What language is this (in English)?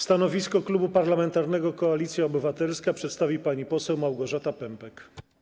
Polish